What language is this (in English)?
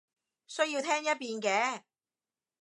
Cantonese